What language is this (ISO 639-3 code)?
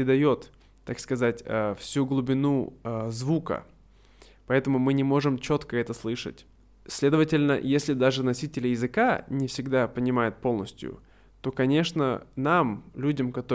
rus